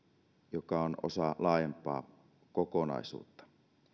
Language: Finnish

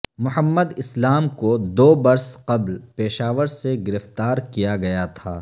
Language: Urdu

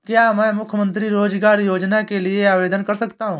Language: Hindi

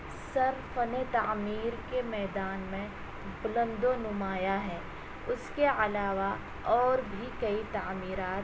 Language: Urdu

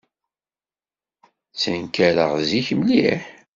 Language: Kabyle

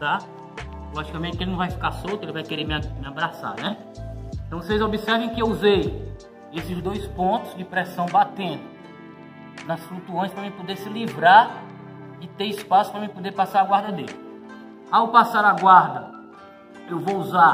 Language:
Portuguese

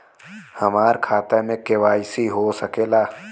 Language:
Bhojpuri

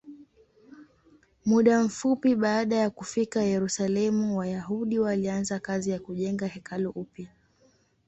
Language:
Swahili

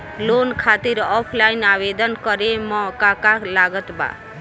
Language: Bhojpuri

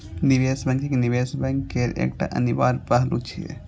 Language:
Maithili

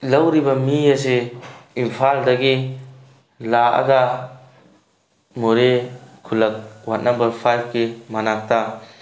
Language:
Manipuri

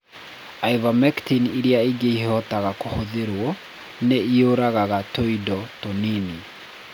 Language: Kikuyu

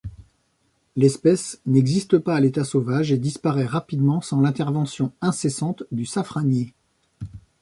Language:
French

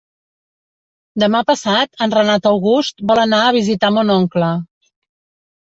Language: Catalan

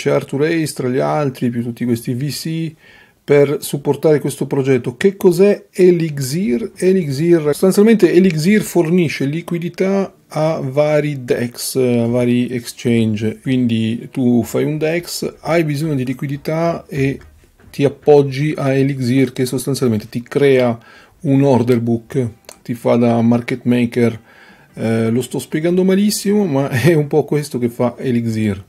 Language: Italian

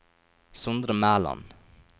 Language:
Norwegian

